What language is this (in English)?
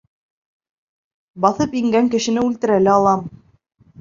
Bashkir